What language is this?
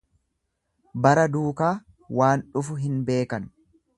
Oromo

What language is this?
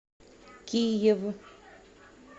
Russian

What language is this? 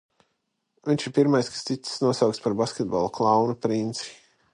Latvian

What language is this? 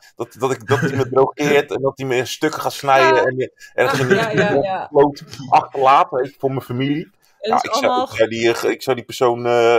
Dutch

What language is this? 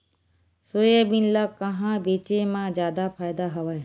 Chhattisgarhi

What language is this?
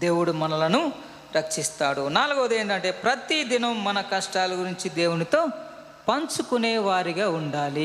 Telugu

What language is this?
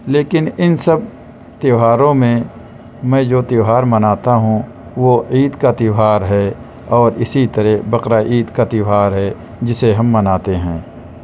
Urdu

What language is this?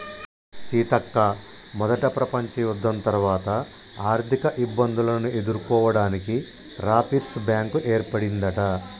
Telugu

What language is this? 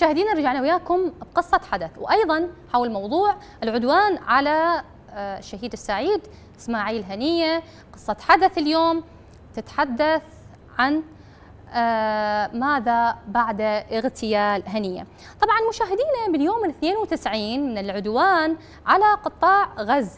Arabic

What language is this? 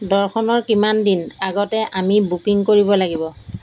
Assamese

